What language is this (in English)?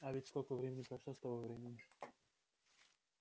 Russian